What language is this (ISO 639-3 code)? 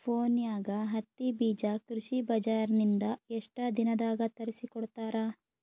kan